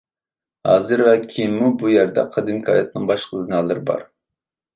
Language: Uyghur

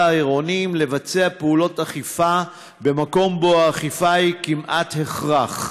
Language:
Hebrew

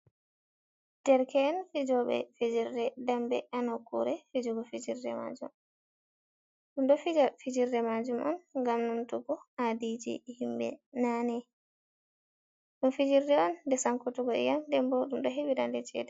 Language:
Fula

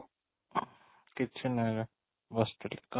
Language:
Odia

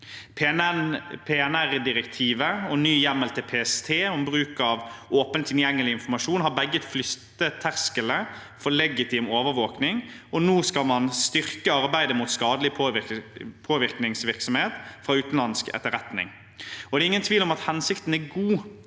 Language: Norwegian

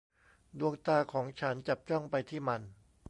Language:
Thai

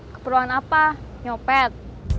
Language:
Indonesian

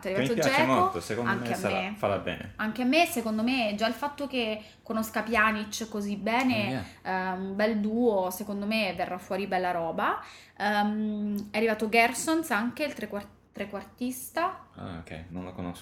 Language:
Italian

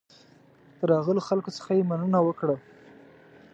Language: Pashto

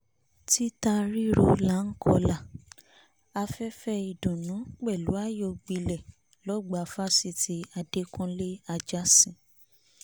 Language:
Yoruba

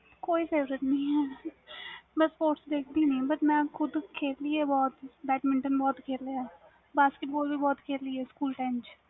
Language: Punjabi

